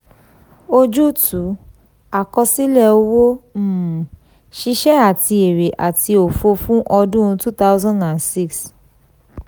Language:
Yoruba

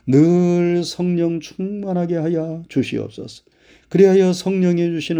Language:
Korean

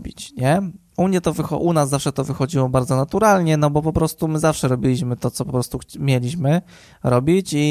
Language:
Polish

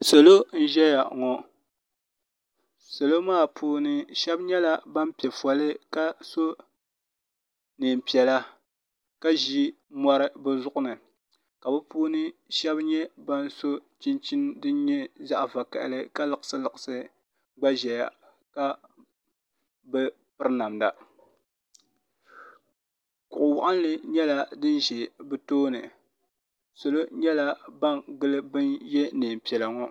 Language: Dagbani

